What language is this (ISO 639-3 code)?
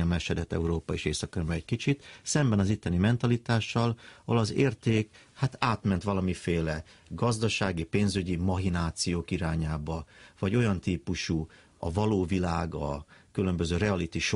hun